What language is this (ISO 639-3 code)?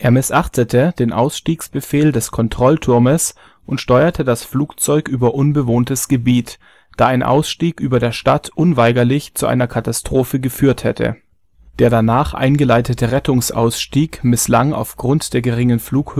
deu